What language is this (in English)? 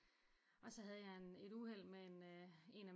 Danish